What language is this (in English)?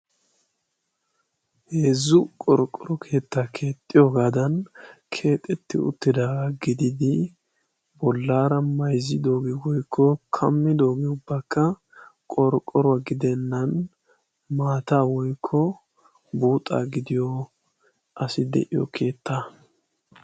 Wolaytta